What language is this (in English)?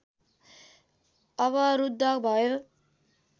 Nepali